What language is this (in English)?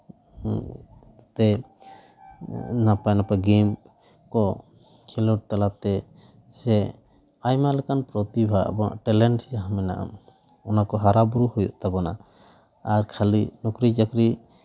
Santali